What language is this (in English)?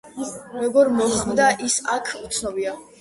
Georgian